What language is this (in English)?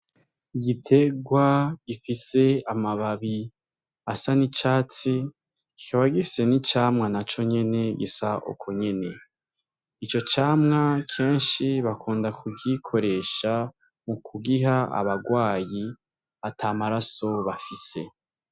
Rundi